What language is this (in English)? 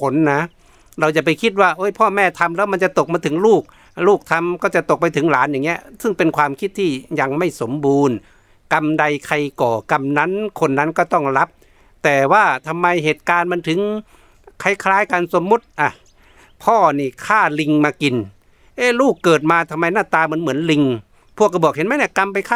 Thai